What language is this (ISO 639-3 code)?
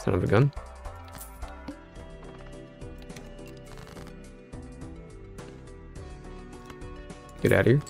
eng